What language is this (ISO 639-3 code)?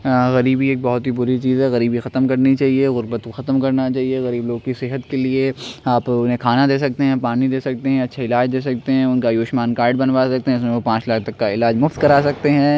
urd